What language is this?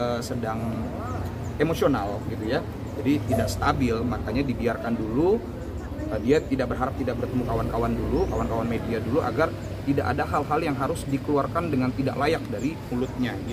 Indonesian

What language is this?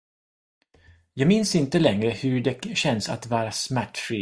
Swedish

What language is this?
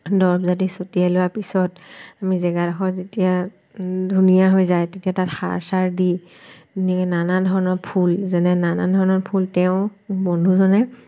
Assamese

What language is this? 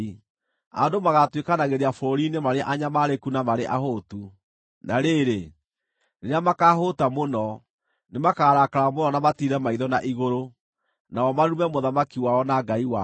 Kikuyu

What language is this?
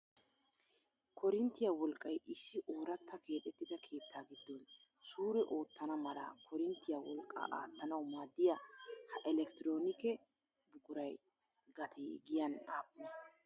Wolaytta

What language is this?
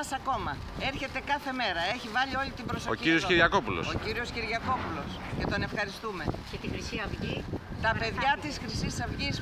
Greek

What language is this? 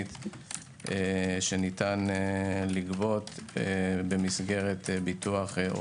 Hebrew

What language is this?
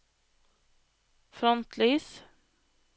Norwegian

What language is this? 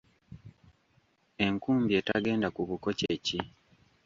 Ganda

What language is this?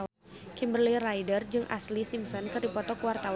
Sundanese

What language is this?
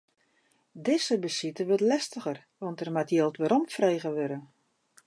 Western Frisian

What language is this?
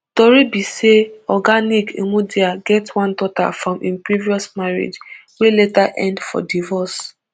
Nigerian Pidgin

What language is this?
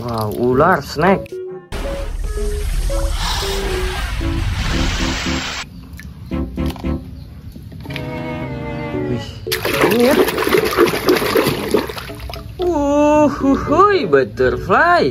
Indonesian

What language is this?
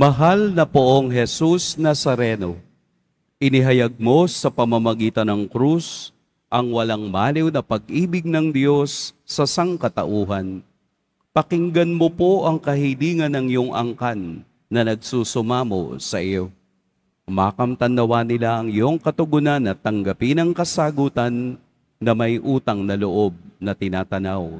Filipino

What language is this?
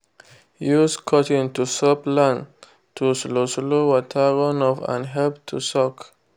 Nigerian Pidgin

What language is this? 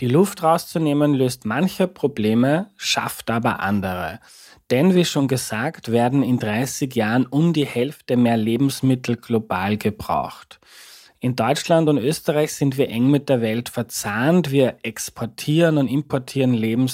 German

